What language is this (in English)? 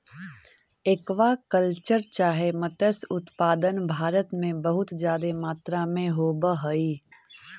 Magahi